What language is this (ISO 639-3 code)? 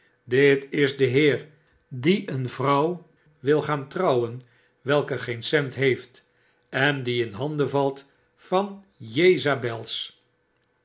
nld